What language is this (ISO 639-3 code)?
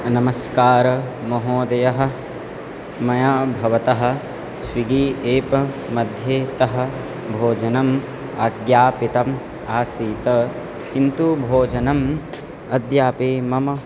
san